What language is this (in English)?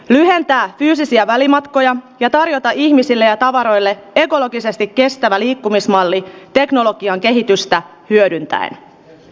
Finnish